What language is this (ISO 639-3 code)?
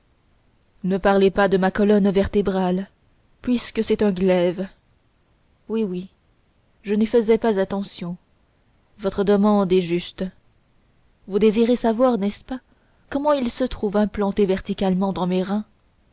fra